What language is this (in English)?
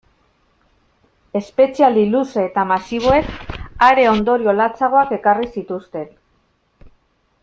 Basque